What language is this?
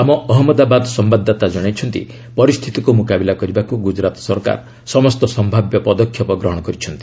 Odia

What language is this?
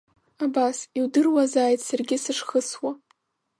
Abkhazian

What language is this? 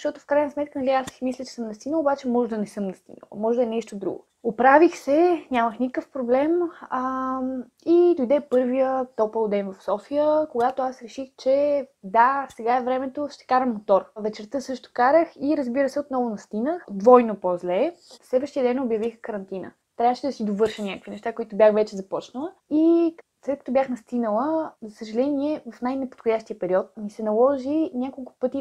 Bulgarian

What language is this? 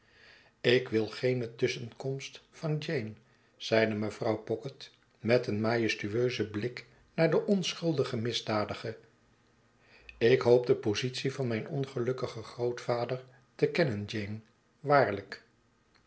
Dutch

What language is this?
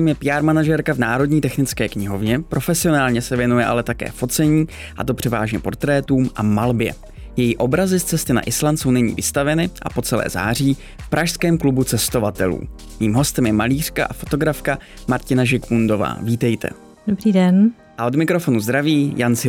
Czech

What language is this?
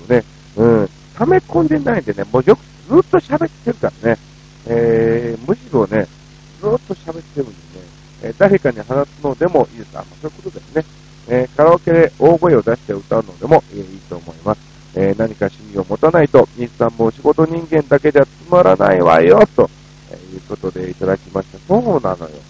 Japanese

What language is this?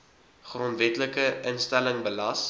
Afrikaans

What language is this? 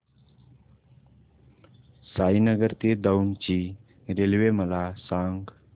Marathi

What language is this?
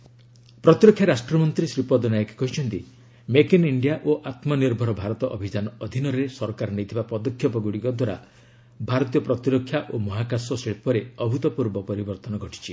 Odia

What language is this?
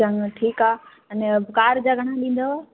Sindhi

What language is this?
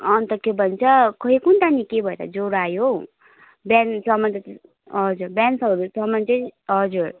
Nepali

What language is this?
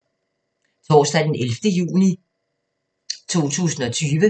Danish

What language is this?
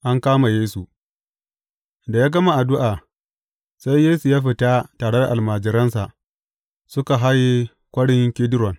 Hausa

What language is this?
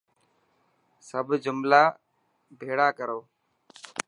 Dhatki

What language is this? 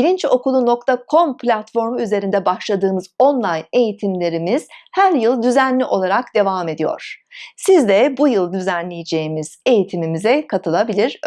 Turkish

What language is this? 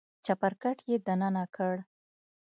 Pashto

